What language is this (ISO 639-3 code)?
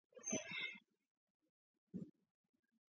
kat